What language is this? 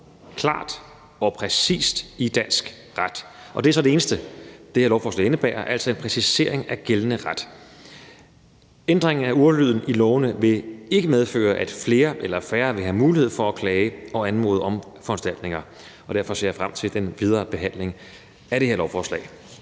Danish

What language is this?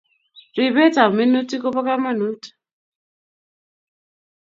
Kalenjin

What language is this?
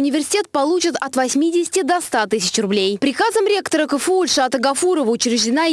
Russian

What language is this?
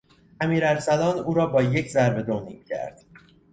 Persian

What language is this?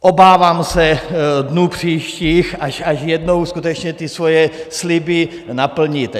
Czech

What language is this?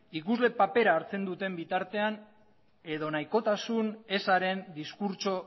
Basque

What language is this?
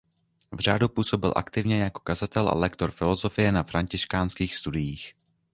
Czech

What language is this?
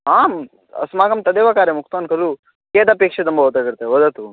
Sanskrit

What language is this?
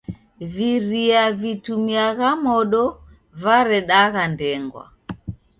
Taita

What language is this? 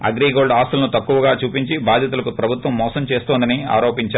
Telugu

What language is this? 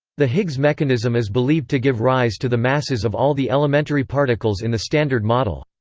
English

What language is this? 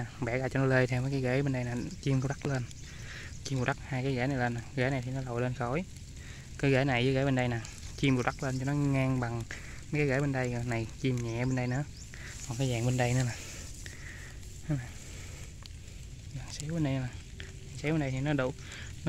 Vietnamese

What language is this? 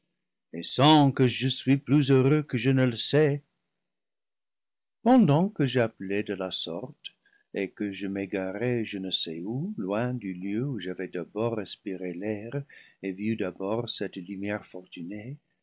French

